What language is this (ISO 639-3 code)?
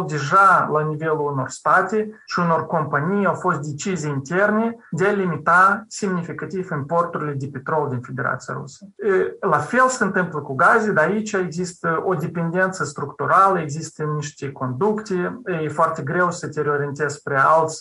ron